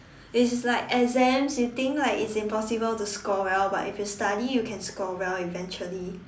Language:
English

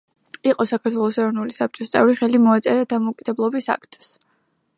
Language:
Georgian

